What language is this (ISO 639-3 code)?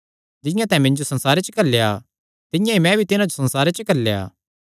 xnr